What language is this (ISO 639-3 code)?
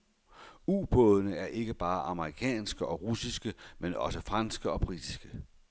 dan